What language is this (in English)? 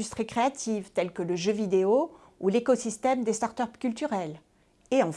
French